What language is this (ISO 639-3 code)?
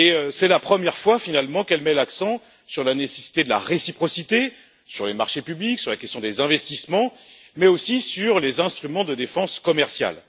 fra